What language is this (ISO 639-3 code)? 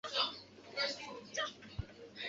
zho